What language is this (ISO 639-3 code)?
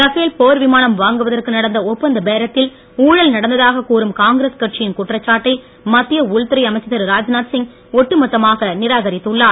tam